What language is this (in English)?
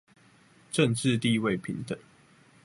Chinese